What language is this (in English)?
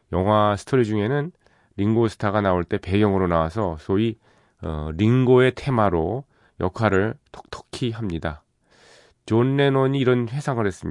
Korean